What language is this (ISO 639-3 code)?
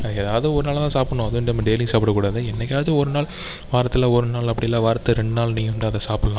tam